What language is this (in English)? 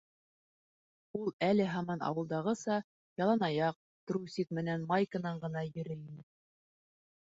Bashkir